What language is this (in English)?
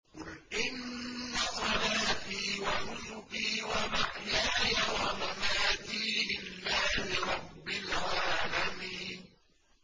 Arabic